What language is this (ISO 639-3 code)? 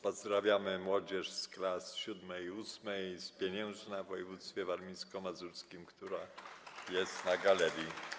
pol